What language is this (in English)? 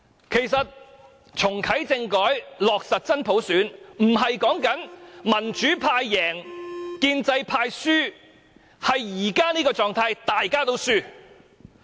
Cantonese